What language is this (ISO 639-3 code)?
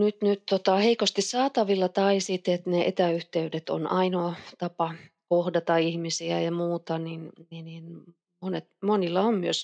fin